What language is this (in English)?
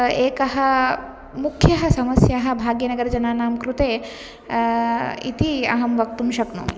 Sanskrit